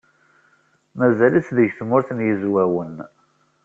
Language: Kabyle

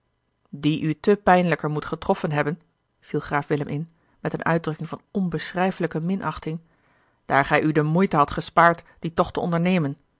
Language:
Dutch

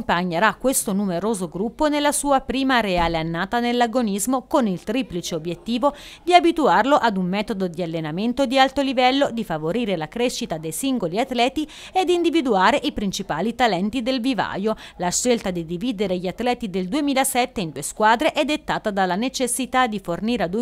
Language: Italian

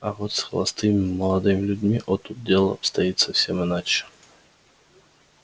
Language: Russian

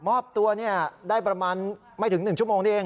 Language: Thai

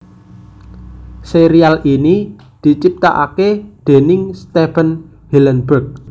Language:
Javanese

